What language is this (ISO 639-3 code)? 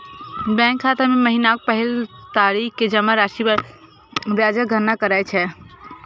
mai